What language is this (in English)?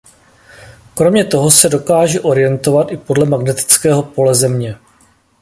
Czech